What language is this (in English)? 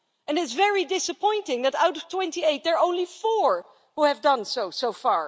English